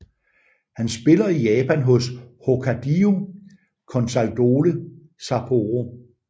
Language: Danish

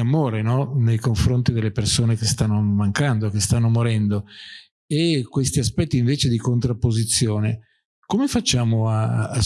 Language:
Italian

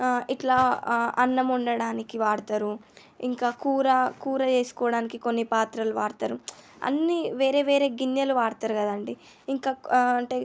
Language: Telugu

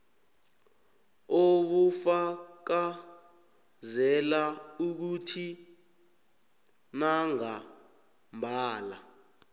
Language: South Ndebele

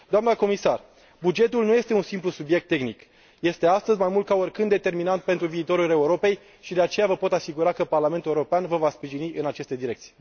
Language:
Romanian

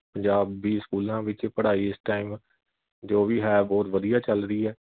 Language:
Punjabi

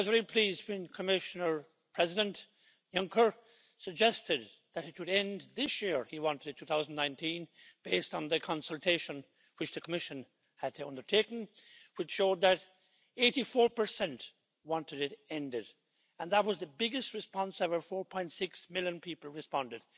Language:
English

